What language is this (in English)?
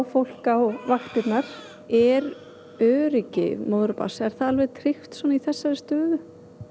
Icelandic